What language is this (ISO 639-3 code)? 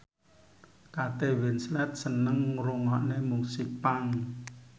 jav